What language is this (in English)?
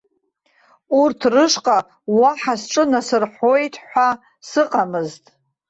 Abkhazian